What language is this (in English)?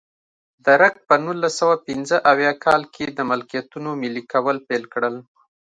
Pashto